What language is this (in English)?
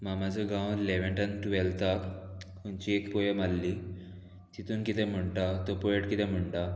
Konkani